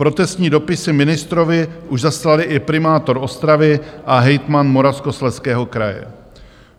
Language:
Czech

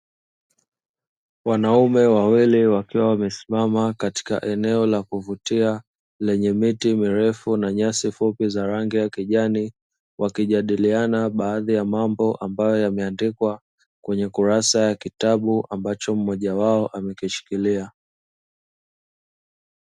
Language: Swahili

